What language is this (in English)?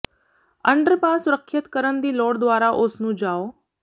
Punjabi